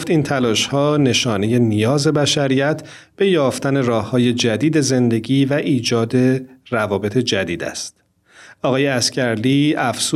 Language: Persian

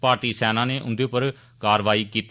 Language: Dogri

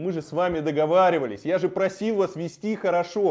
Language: Russian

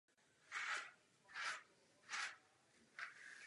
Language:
Czech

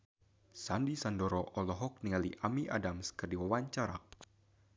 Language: Sundanese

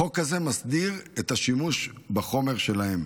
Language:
Hebrew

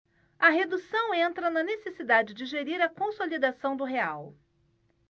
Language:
Portuguese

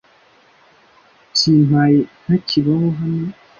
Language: Kinyarwanda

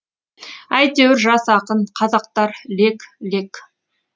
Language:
Kazakh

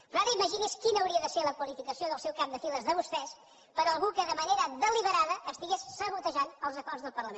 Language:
Catalan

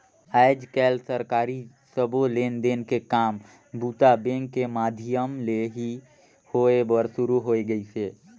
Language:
Chhattisgarhi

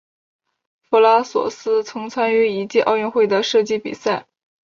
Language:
Chinese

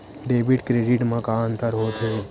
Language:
Chhattisgarhi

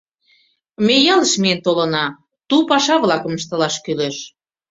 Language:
Mari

